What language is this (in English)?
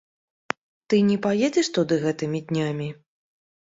Belarusian